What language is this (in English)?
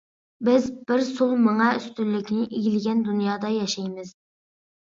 Uyghur